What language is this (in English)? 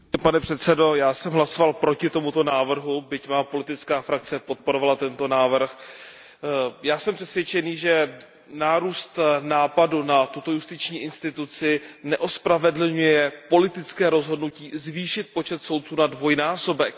Czech